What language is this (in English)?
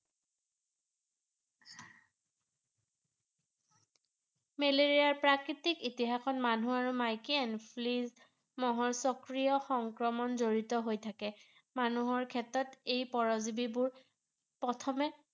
Assamese